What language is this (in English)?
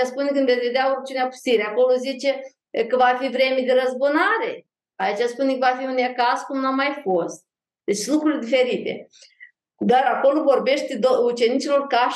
Romanian